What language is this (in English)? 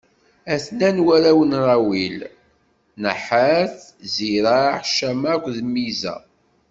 Kabyle